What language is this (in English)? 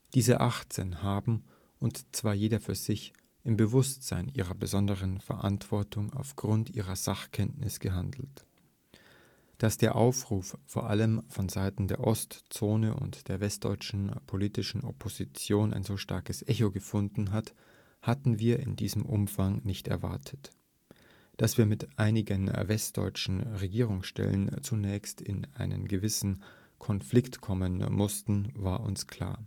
German